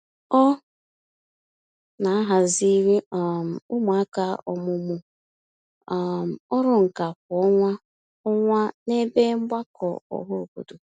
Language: Igbo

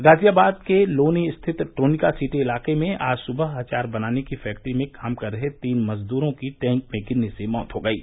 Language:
Hindi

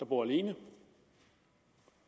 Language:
Danish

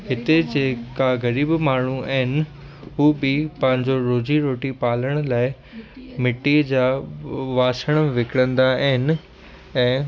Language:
Sindhi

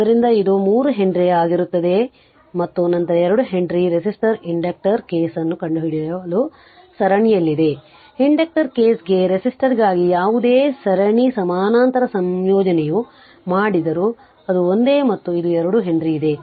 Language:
Kannada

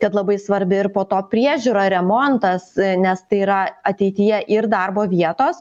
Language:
Lithuanian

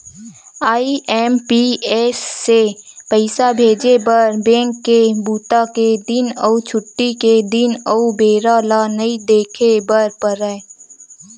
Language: Chhattisgarhi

